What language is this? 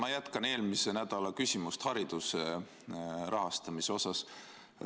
Estonian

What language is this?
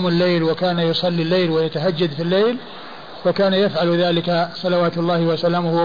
Arabic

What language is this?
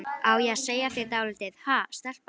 Icelandic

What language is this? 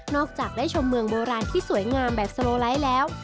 Thai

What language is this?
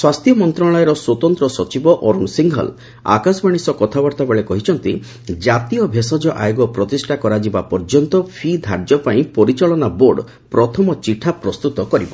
Odia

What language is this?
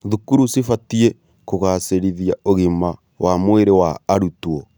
Kikuyu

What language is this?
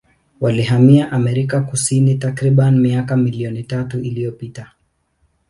Swahili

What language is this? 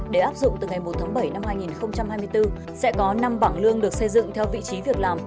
Vietnamese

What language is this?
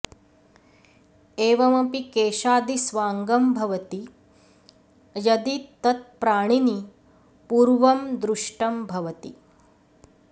Sanskrit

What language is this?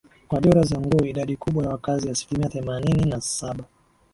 Swahili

